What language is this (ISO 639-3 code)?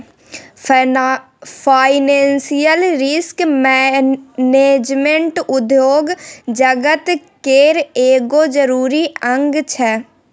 mai